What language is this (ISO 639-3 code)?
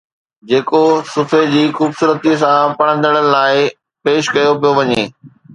snd